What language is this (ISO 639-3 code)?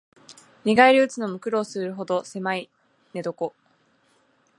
jpn